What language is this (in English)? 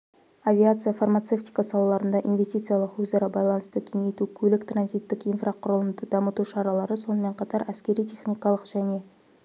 Kazakh